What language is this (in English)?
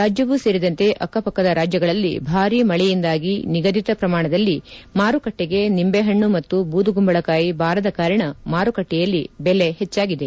Kannada